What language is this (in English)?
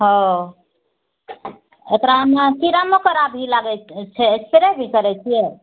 Maithili